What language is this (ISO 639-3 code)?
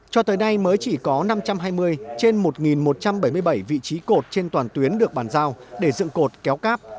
vie